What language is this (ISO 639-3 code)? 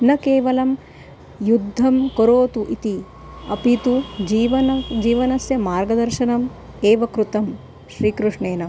san